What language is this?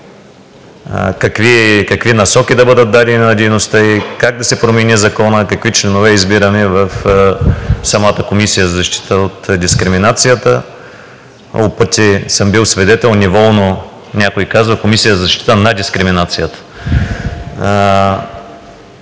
Bulgarian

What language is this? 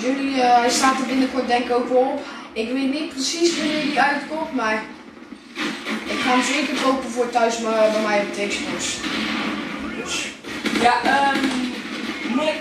Dutch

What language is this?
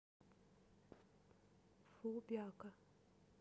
Russian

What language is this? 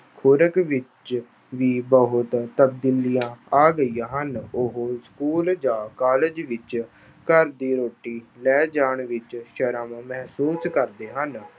Punjabi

